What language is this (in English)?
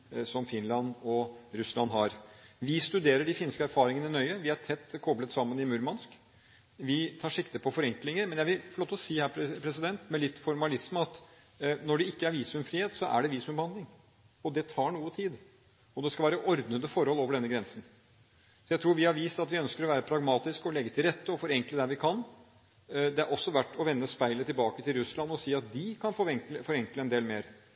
Norwegian Bokmål